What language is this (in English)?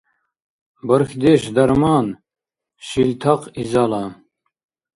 Dargwa